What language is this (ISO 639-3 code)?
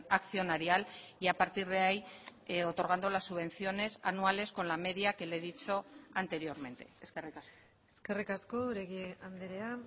spa